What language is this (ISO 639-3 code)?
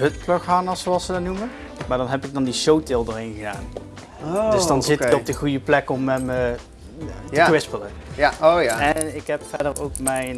nld